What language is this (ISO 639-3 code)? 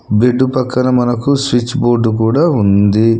tel